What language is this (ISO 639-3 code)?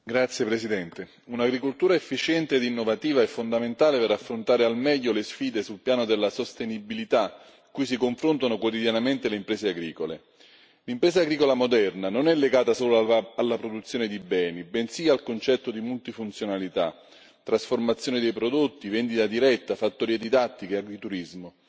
ita